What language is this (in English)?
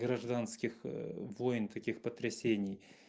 Russian